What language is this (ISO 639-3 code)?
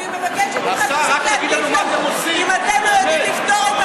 heb